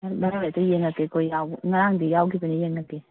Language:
Manipuri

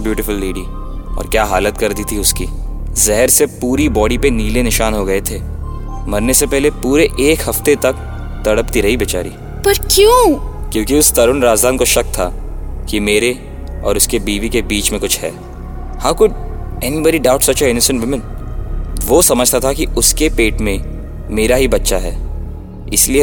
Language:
Hindi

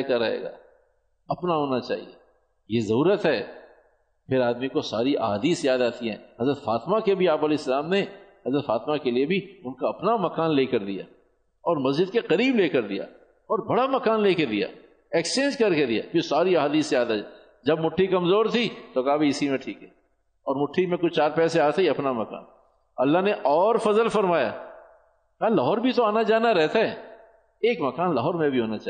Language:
Urdu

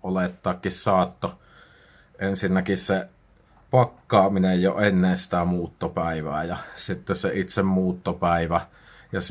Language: Finnish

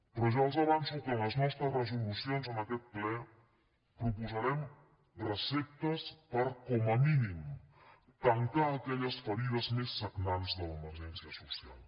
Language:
Catalan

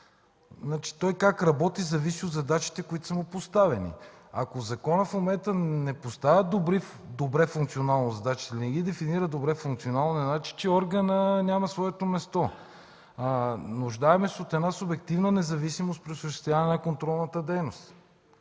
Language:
Bulgarian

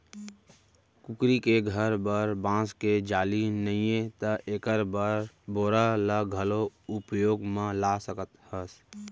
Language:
Chhattisgarhi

